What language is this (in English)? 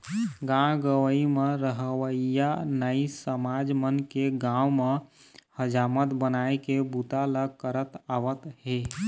Chhattisgarhi